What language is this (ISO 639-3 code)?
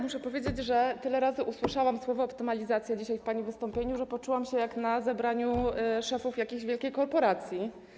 pol